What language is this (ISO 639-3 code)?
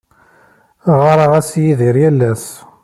kab